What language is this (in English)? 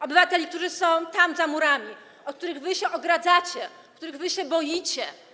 Polish